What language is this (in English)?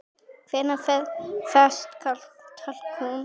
Icelandic